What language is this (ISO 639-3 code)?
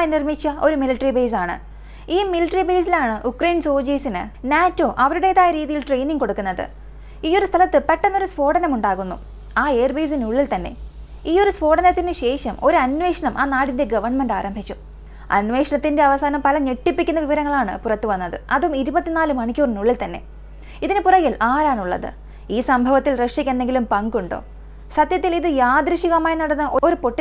mal